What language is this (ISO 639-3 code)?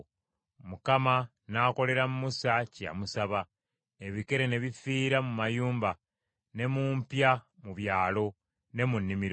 lug